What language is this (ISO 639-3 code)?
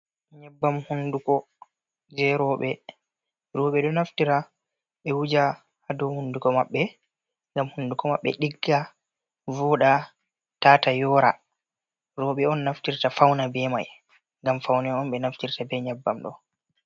ful